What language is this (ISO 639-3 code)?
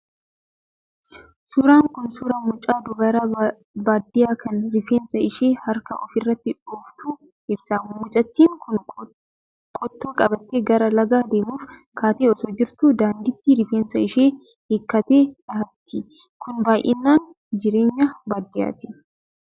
orm